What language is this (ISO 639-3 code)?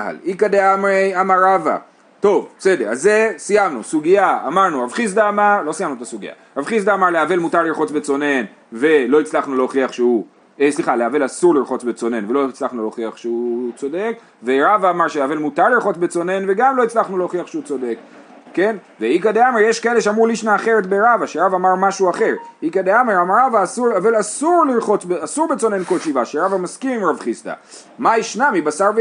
heb